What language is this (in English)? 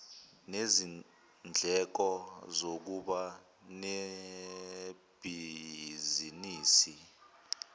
Zulu